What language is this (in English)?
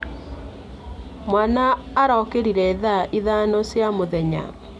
Kikuyu